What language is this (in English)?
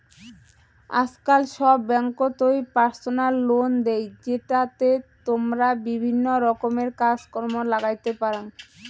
Bangla